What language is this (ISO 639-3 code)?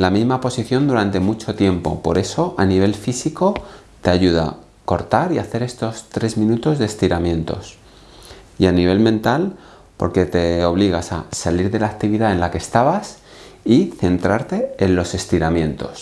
spa